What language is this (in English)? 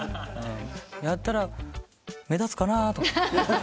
Japanese